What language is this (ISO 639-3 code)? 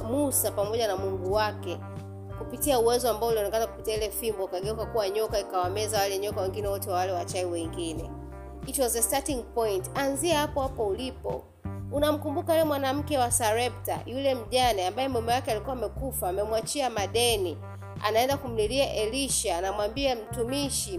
swa